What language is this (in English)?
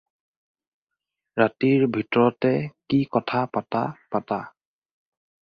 Assamese